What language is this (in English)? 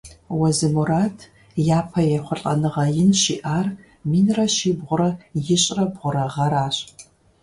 Kabardian